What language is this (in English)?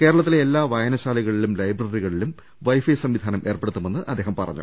Malayalam